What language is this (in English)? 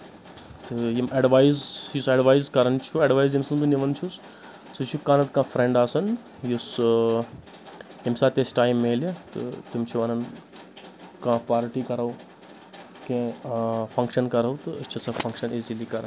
Kashmiri